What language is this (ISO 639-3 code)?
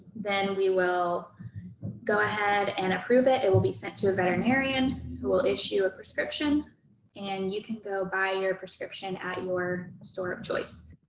eng